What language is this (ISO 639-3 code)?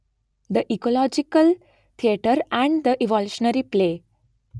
guj